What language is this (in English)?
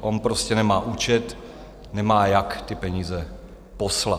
Czech